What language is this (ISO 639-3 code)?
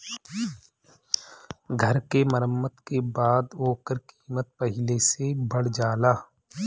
bho